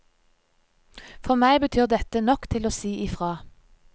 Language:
Norwegian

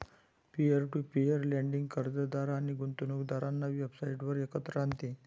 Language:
Marathi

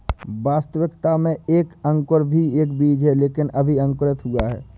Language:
Hindi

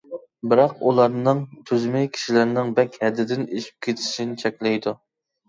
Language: Uyghur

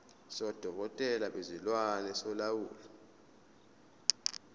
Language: Zulu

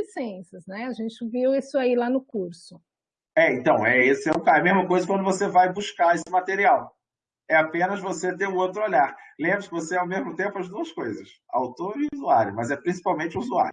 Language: Portuguese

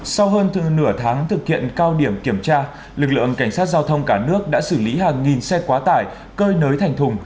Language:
Vietnamese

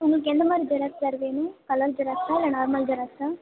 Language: Tamil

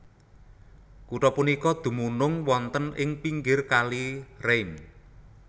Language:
Javanese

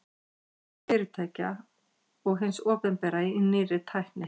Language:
Icelandic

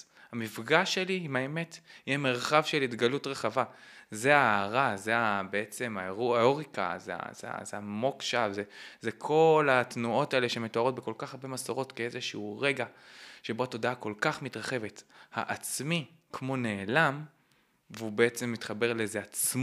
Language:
Hebrew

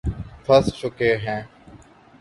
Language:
Urdu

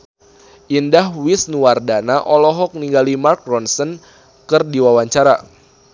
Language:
Sundanese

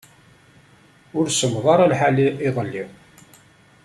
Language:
Kabyle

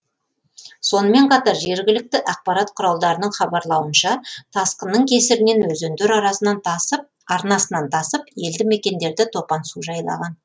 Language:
Kazakh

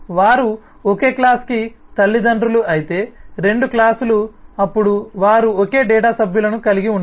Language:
Telugu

